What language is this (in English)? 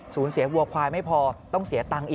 Thai